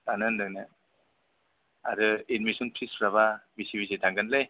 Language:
Bodo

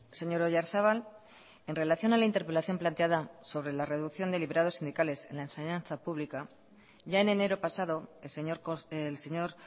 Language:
Spanish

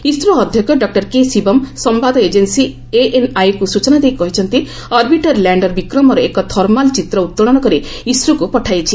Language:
Odia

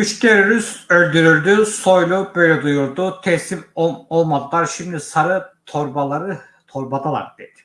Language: Turkish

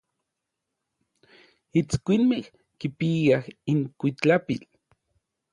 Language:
Orizaba Nahuatl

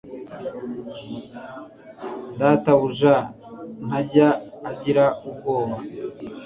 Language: Kinyarwanda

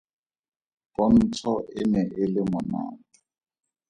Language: Tswana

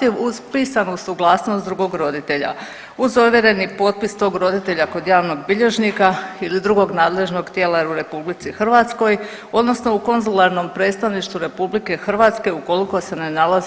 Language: Croatian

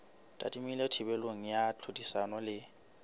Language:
Southern Sotho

